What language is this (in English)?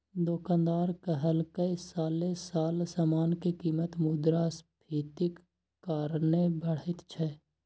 Maithili